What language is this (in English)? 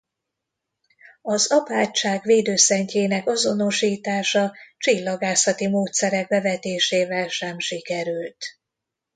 Hungarian